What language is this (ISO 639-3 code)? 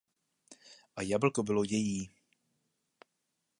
ces